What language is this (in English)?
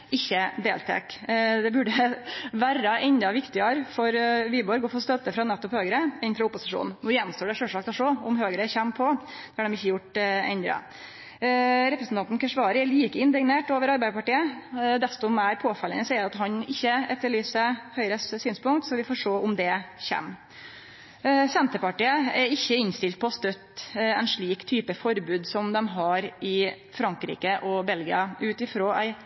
Norwegian Nynorsk